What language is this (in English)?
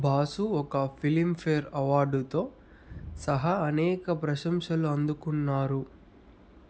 Telugu